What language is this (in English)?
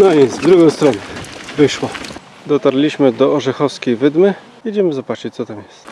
Polish